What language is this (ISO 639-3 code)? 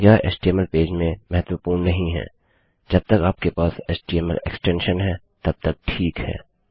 hin